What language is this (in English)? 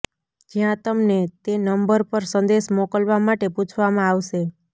Gujarati